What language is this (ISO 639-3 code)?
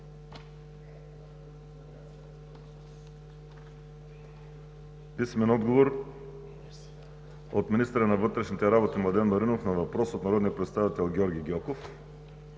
bul